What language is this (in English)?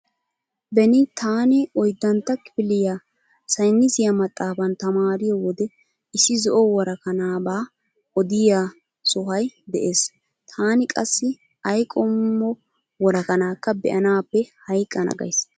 Wolaytta